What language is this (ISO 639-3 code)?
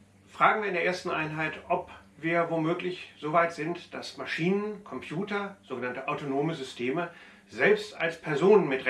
deu